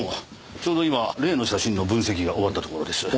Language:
Japanese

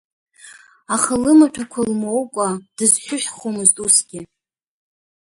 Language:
Abkhazian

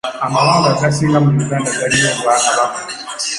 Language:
Ganda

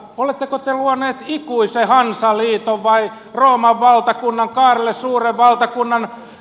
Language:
Finnish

